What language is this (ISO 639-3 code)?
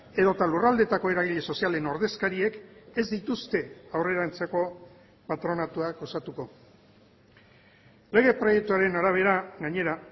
eus